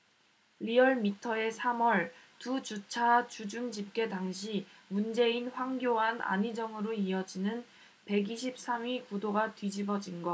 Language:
Korean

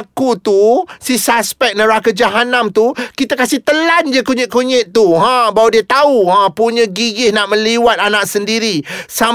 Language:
Malay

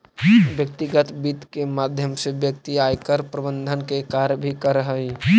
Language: Magahi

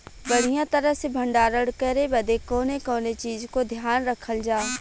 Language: Bhojpuri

